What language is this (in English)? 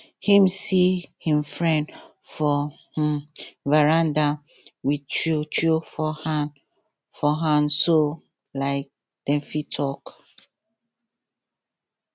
Nigerian Pidgin